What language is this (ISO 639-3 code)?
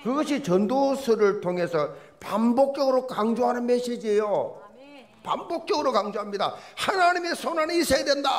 kor